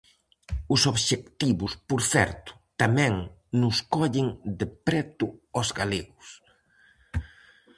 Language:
Galician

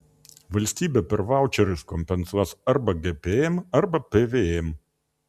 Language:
Lithuanian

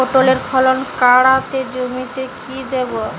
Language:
Bangla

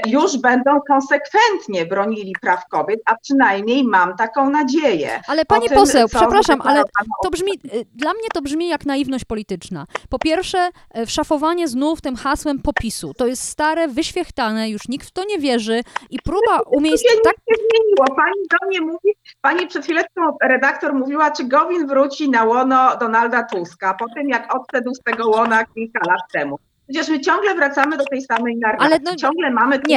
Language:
Polish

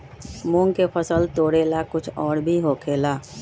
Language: Magahi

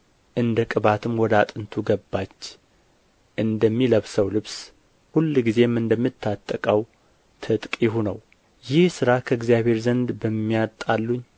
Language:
Amharic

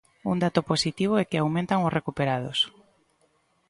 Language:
Galician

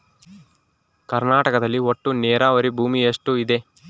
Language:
Kannada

